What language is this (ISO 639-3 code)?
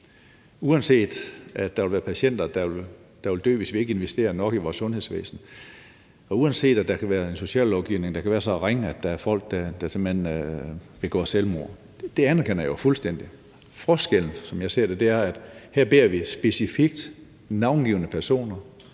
dan